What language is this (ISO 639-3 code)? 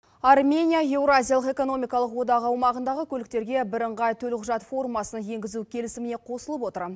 kaz